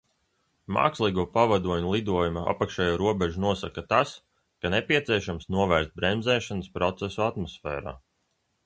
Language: Latvian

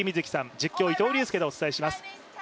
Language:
Japanese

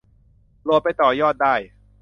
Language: Thai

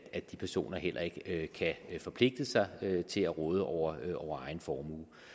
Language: Danish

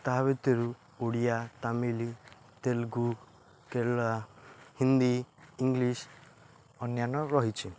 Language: Odia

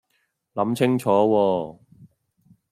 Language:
Cantonese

